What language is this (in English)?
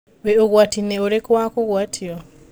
Kikuyu